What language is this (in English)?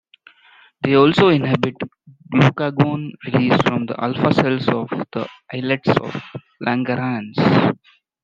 English